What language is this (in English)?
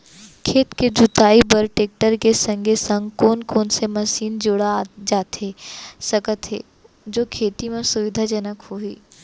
Chhattisgarhi